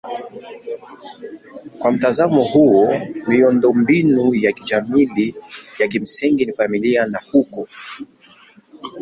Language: Swahili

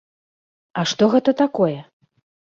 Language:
Belarusian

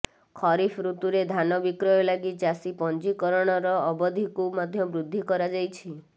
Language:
Odia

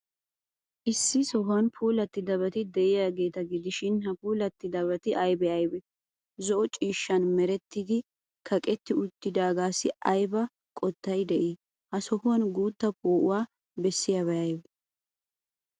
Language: Wolaytta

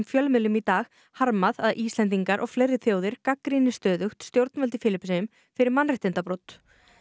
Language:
Icelandic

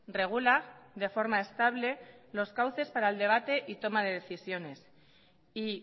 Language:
Spanish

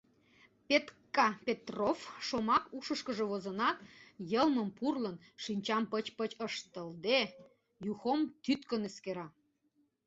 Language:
Mari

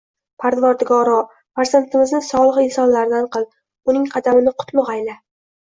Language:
Uzbek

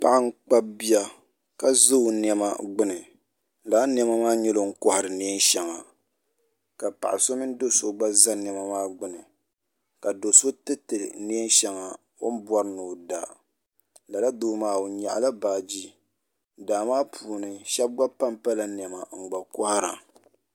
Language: Dagbani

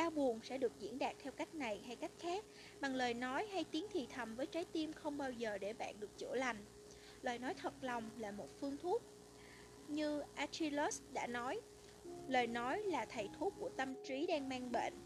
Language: Vietnamese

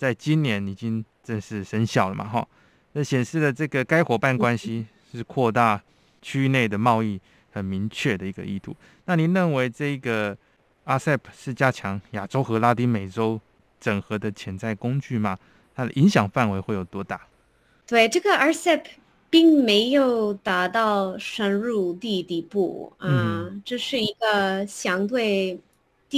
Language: Chinese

